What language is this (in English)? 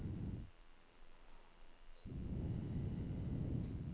Danish